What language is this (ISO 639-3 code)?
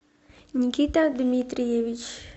rus